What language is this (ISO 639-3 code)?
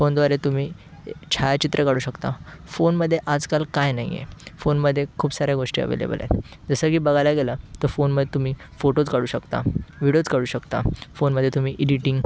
mar